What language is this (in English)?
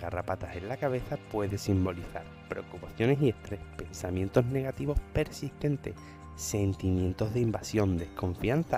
Spanish